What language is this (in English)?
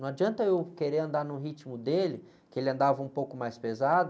Portuguese